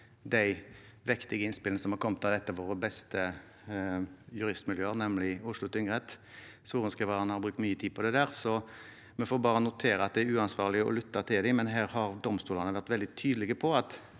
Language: Norwegian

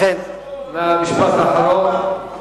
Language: Hebrew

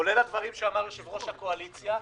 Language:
Hebrew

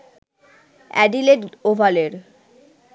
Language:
Bangla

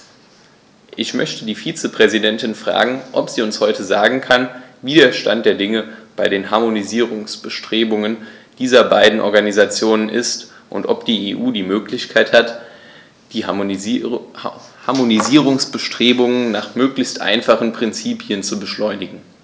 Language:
German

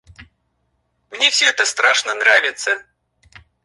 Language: Russian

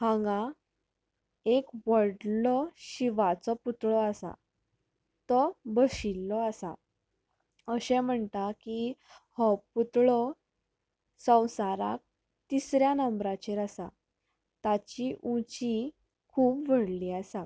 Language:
Konkani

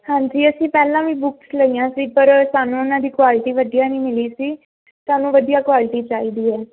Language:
Punjabi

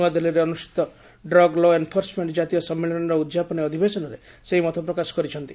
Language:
Odia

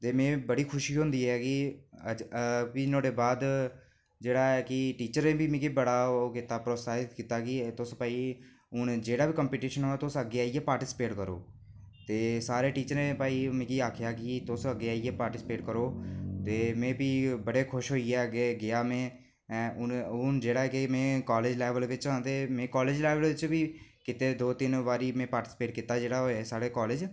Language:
Dogri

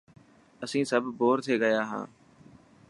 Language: Dhatki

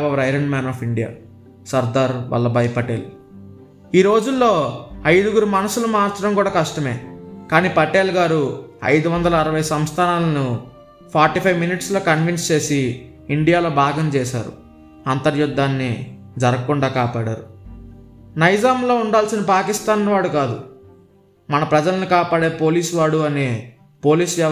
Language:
Telugu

